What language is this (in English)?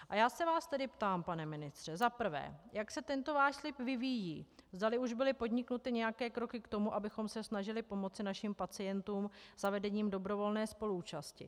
Czech